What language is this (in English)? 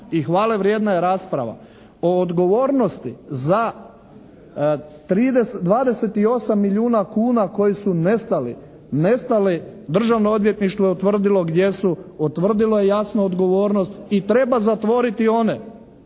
Croatian